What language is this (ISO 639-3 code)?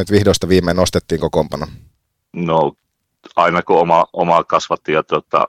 fin